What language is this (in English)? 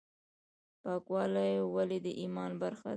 Pashto